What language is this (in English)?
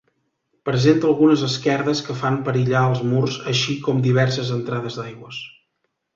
Catalan